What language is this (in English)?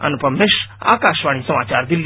Hindi